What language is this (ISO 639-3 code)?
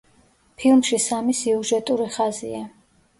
kat